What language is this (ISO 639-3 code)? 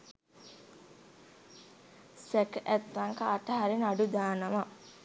sin